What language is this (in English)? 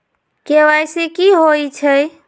Magahi